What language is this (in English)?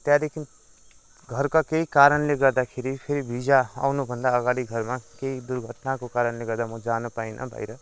Nepali